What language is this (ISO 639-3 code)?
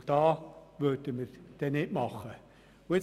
gsw